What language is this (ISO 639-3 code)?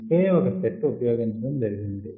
tel